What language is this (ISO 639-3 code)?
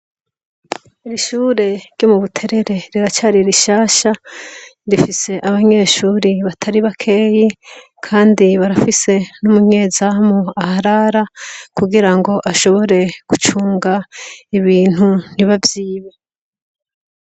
run